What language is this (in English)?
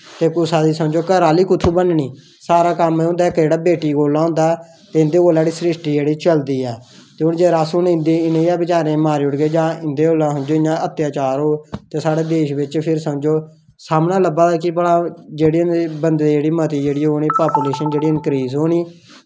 Dogri